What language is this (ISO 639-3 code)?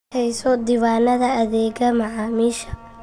som